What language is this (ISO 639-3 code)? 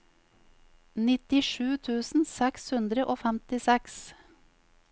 nor